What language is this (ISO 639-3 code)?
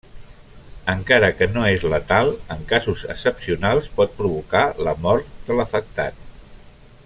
cat